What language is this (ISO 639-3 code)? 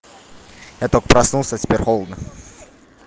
rus